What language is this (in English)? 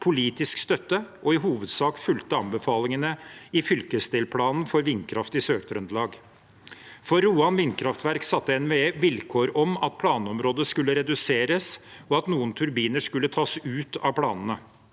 Norwegian